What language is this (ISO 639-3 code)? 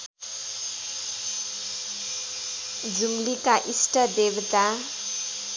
nep